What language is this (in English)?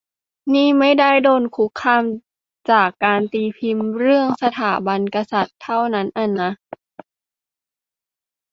Thai